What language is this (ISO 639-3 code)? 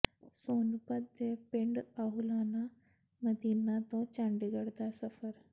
pan